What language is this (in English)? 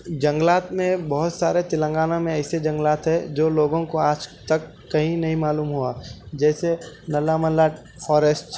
Urdu